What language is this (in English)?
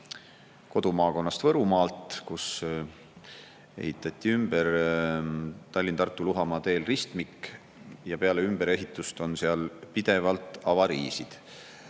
Estonian